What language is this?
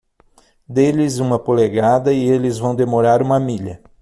Portuguese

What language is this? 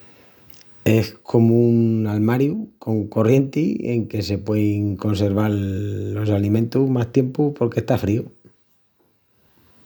Extremaduran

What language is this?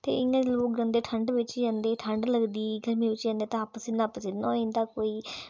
Dogri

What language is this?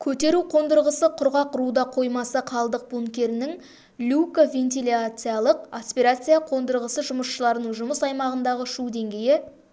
Kazakh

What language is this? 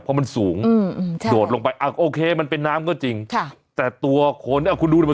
Thai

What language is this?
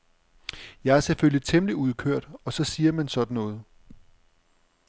Danish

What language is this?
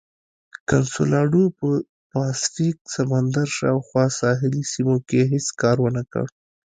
Pashto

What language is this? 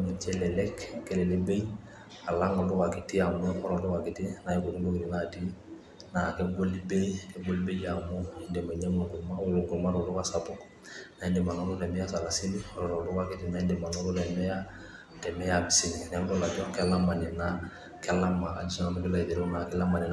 Masai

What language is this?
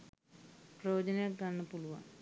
Sinhala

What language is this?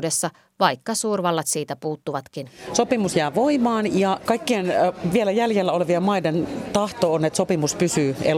Finnish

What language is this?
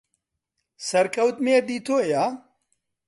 Central Kurdish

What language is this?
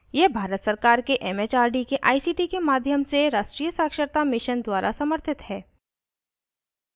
Hindi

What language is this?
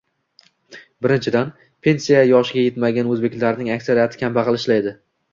Uzbek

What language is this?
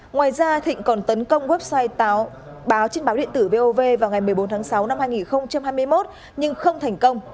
Vietnamese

